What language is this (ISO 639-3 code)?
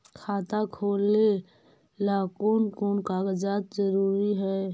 mag